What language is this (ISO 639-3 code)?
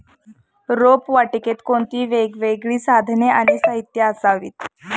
mar